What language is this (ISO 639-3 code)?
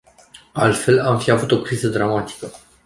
ron